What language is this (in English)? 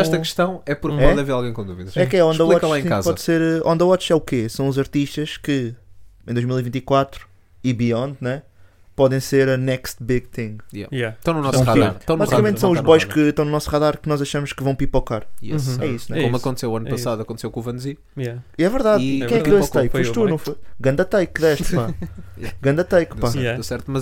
Portuguese